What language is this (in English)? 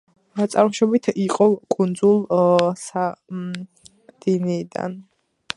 Georgian